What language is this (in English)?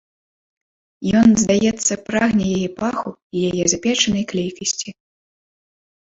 Belarusian